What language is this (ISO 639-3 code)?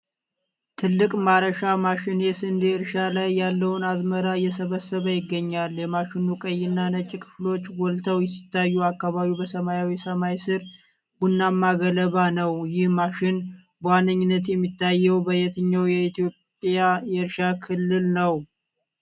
amh